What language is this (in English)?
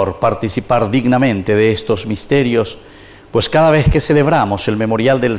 Spanish